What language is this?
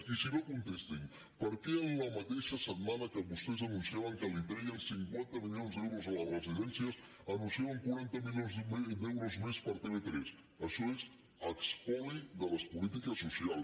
Catalan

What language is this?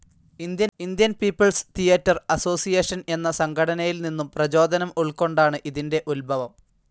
Malayalam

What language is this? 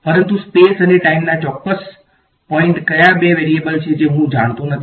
Gujarati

